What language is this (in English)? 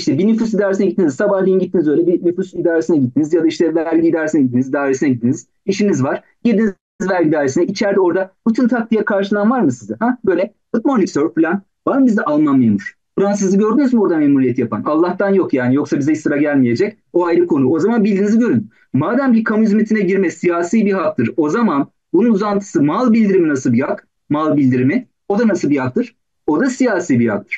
Turkish